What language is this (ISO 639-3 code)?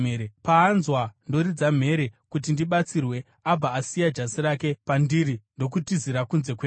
sna